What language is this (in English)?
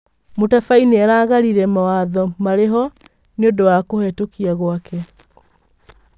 Kikuyu